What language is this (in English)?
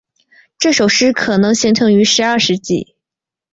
Chinese